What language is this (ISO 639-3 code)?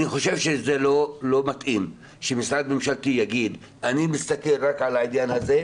heb